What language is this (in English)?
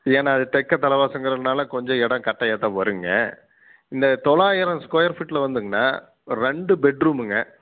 Tamil